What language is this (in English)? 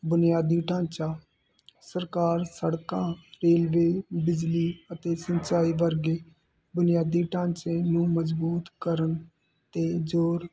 Punjabi